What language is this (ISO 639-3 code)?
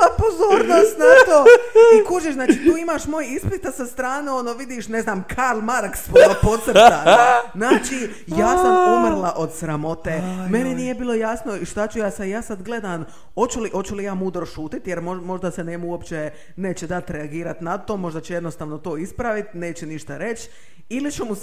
hrv